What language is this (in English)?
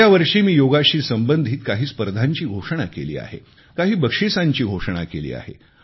Marathi